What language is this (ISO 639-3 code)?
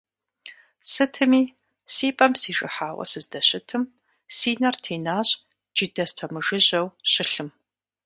kbd